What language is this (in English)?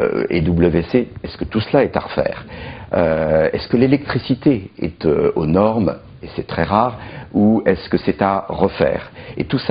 French